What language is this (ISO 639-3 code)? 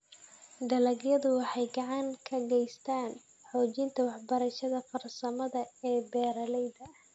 som